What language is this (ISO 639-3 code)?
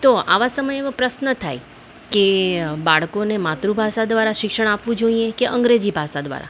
guj